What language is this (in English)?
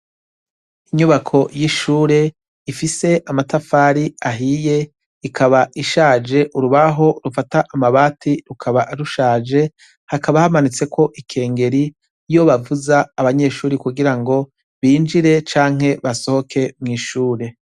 Rundi